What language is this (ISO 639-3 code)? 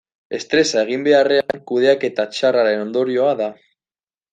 eus